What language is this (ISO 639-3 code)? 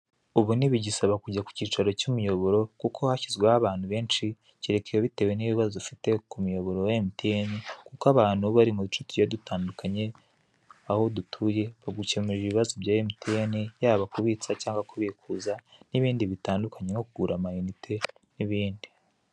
kin